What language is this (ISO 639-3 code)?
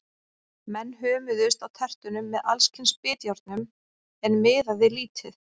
isl